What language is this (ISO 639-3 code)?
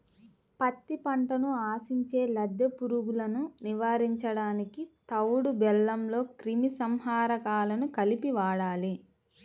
tel